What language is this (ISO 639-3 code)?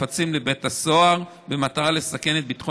heb